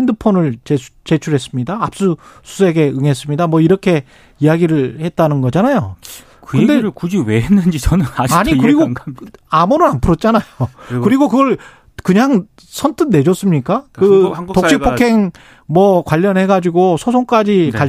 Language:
Korean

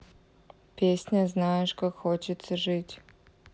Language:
Russian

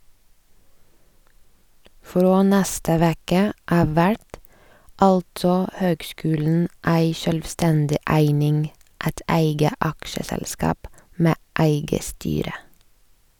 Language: Norwegian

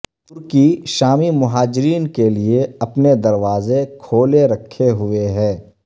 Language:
Urdu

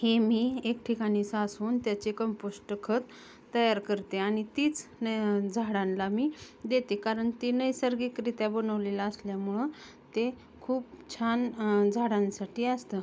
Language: Marathi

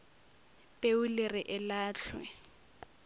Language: Northern Sotho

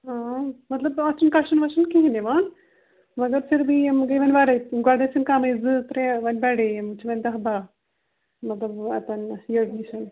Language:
Kashmiri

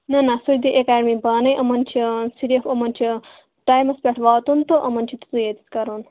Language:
Kashmiri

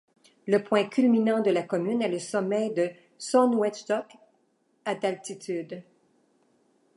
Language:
French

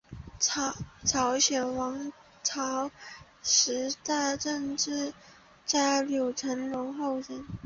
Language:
Chinese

